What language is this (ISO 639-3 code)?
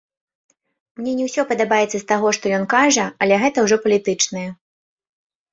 bel